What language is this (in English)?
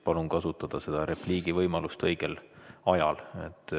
Estonian